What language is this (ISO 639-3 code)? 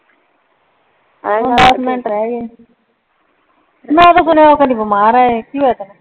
pan